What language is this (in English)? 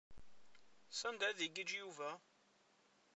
Kabyle